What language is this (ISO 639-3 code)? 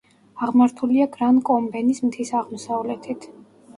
kat